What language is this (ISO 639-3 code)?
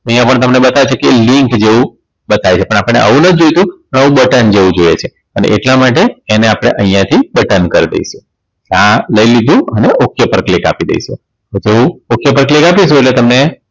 guj